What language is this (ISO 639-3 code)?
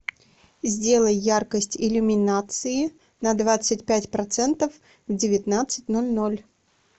rus